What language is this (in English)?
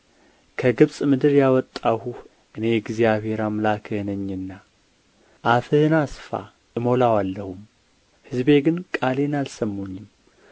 Amharic